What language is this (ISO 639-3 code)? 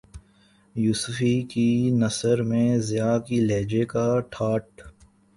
urd